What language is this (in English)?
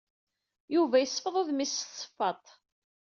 Kabyle